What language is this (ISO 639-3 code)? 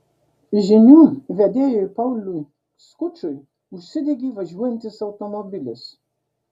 lit